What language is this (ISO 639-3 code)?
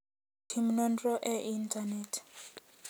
luo